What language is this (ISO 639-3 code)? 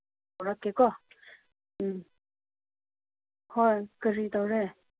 mni